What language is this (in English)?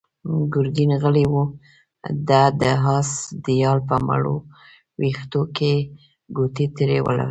Pashto